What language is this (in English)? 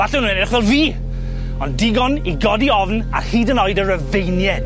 Welsh